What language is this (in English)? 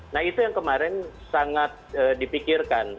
Indonesian